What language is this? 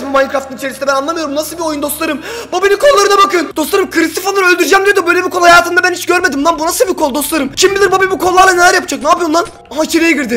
Turkish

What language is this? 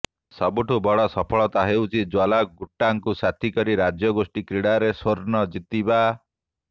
Odia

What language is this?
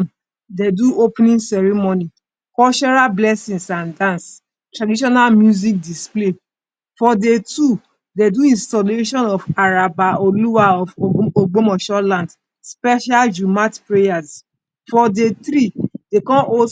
Nigerian Pidgin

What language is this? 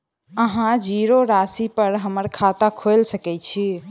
Maithili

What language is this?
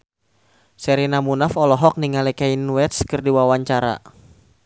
Sundanese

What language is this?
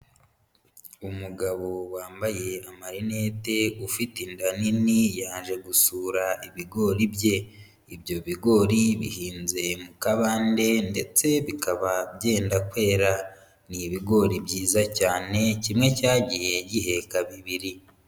Kinyarwanda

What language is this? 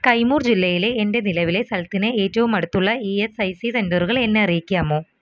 Malayalam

